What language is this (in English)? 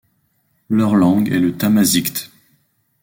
French